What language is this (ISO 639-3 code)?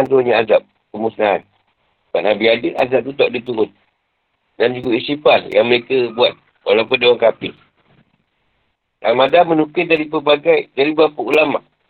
msa